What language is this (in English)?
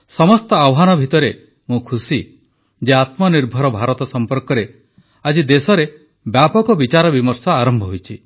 Odia